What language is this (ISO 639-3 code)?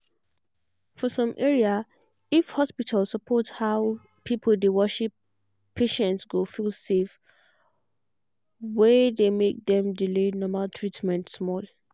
pcm